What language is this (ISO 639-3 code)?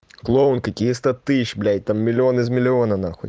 rus